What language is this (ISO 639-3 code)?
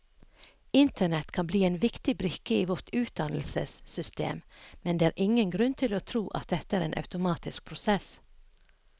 nor